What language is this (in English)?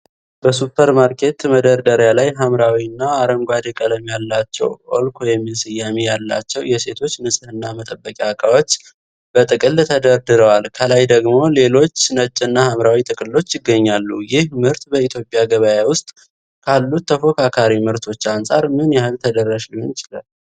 Amharic